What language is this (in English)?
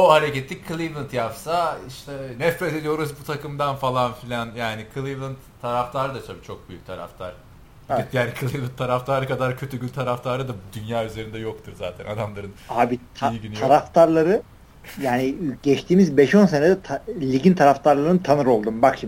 Turkish